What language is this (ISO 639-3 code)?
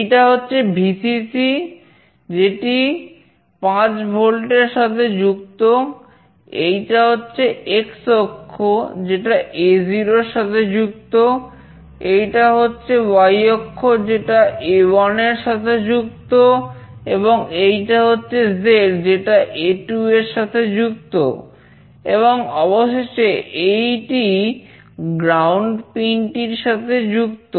ben